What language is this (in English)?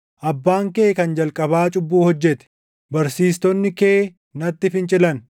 Oromo